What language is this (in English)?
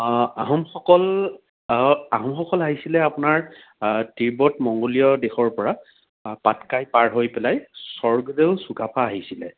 Assamese